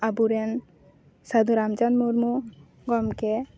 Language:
Santali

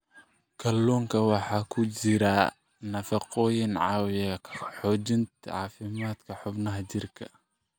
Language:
Somali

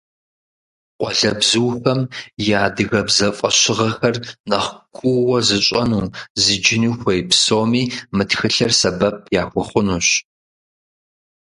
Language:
Kabardian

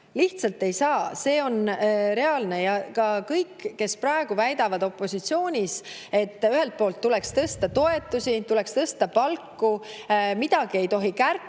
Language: Estonian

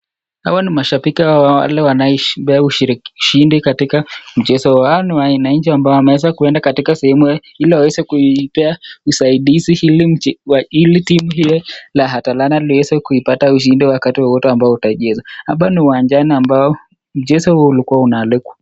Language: Swahili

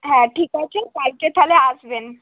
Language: Bangla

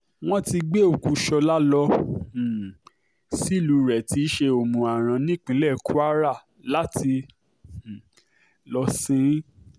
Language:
Yoruba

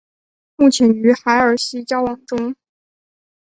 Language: Chinese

